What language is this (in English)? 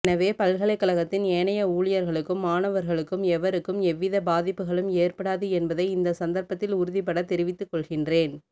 Tamil